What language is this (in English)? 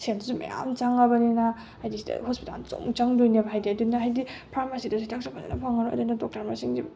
Manipuri